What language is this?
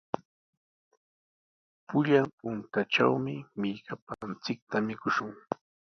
Sihuas Ancash Quechua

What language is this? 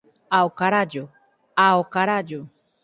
Galician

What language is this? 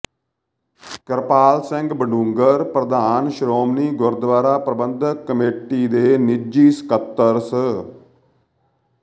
Punjabi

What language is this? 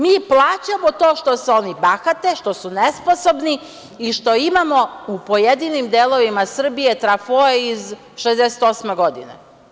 Serbian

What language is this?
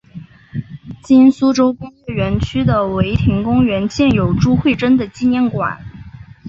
Chinese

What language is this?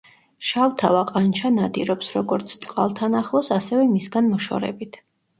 Georgian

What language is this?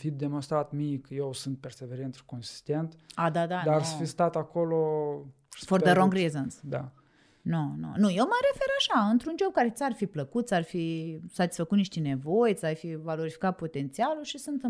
Romanian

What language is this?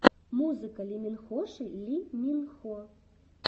Russian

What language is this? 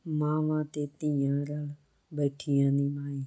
Punjabi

